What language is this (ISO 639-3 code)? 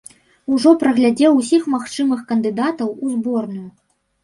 bel